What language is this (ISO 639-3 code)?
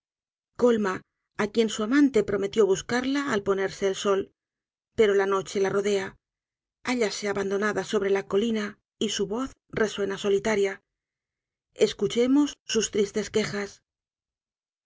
spa